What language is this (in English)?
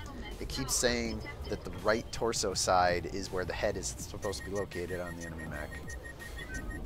English